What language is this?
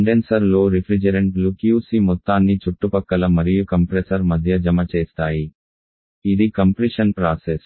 Telugu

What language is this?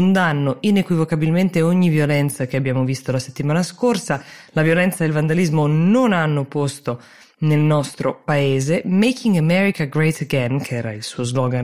Italian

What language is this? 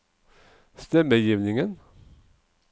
Norwegian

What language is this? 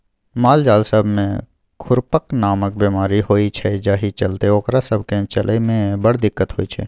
Maithili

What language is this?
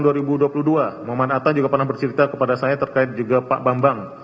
Indonesian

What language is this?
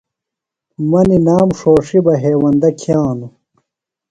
Phalura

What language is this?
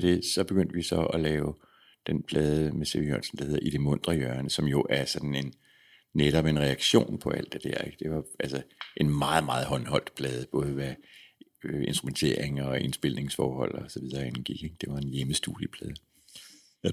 Danish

